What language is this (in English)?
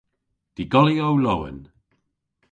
Cornish